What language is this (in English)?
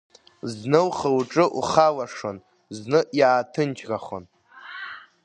Abkhazian